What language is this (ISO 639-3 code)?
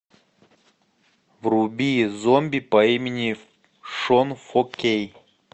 rus